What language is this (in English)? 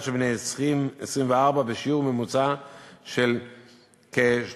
Hebrew